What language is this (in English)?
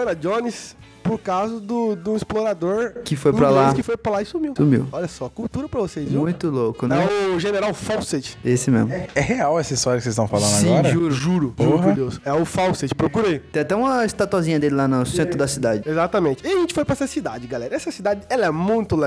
Portuguese